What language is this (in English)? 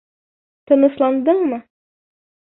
Bashkir